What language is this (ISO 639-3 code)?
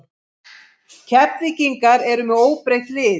isl